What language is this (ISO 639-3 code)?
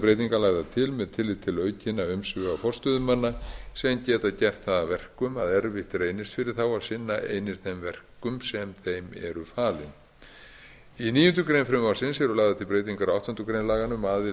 isl